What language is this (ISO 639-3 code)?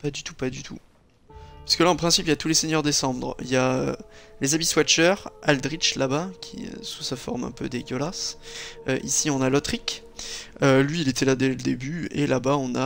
fra